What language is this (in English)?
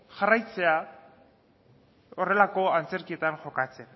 Basque